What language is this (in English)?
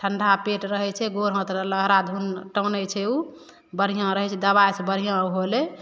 Maithili